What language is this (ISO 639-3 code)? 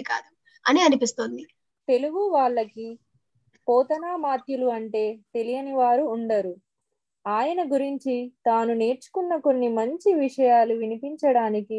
tel